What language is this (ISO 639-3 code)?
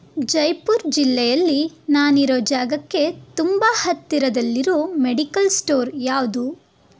kan